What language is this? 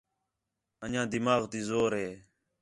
Khetrani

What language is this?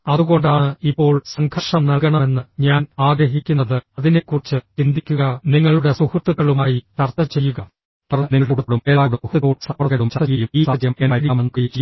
Malayalam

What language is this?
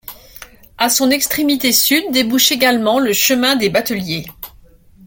French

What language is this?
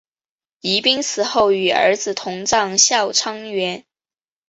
Chinese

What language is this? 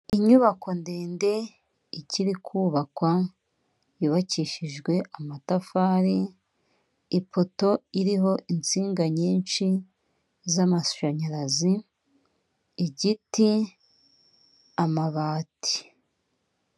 Kinyarwanda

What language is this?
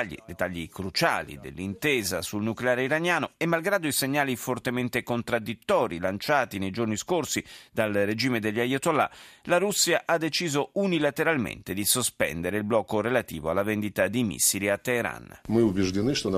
Italian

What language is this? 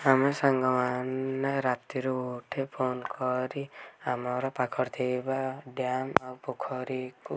Odia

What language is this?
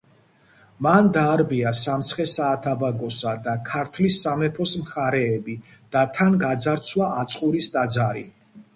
Georgian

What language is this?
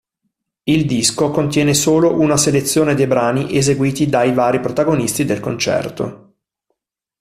Italian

